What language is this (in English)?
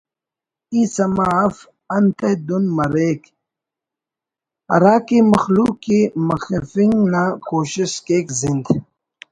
Brahui